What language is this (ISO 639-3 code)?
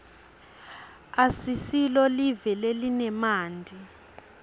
ssw